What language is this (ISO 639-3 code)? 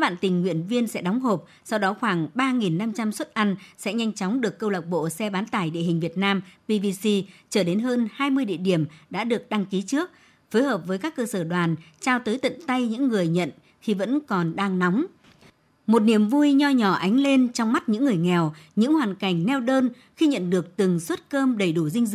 vie